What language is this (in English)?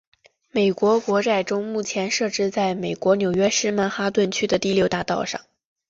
Chinese